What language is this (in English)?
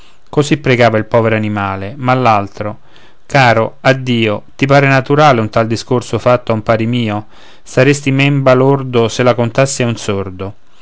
Italian